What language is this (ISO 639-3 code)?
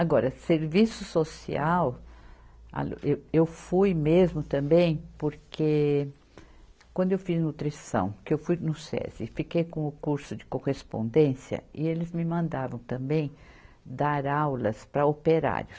por